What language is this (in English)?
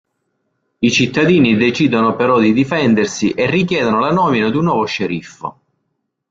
Italian